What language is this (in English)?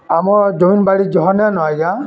Odia